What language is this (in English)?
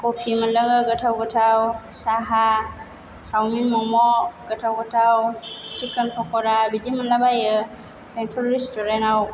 Bodo